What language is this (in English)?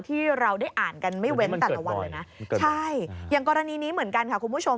Thai